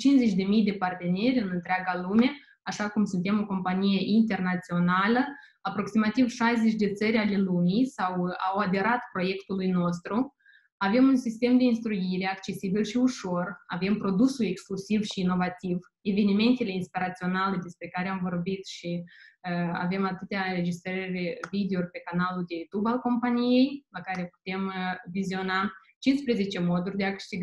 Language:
Romanian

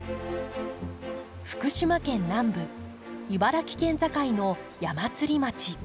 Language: Japanese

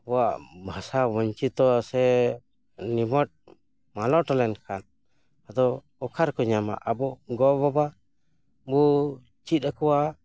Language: Santali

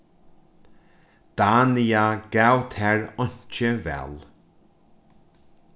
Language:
Faroese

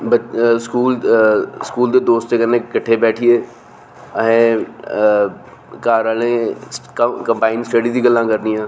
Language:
Dogri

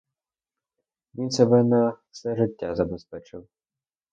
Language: Ukrainian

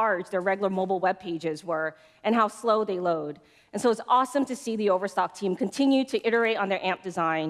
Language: English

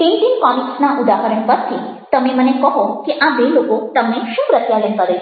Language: Gujarati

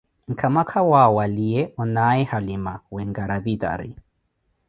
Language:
Koti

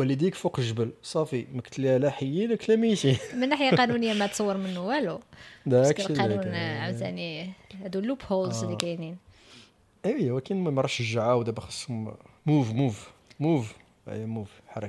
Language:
Arabic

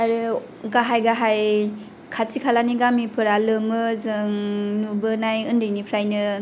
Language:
Bodo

